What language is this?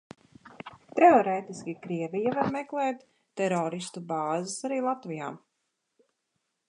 Latvian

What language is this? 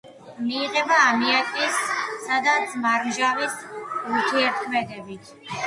Georgian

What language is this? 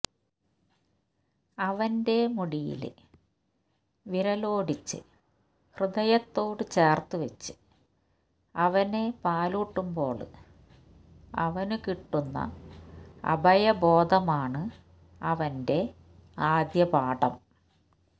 Malayalam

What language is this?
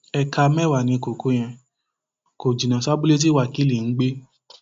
Yoruba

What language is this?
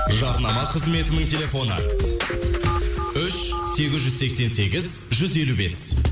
Kazakh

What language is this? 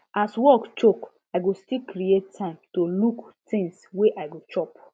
Nigerian Pidgin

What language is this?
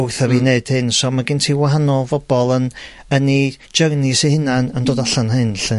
Welsh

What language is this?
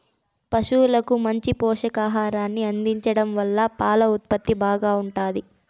Telugu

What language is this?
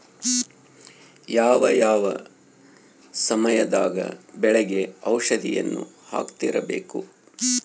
Kannada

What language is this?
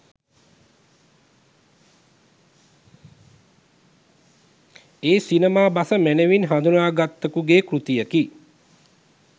Sinhala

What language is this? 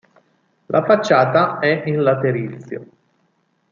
Italian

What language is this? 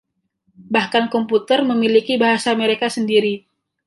Indonesian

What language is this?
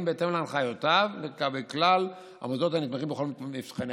Hebrew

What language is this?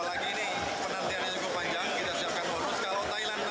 Indonesian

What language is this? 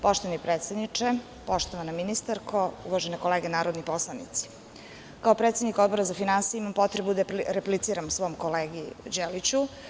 Serbian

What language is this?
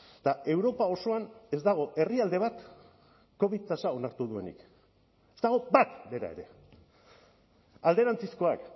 Basque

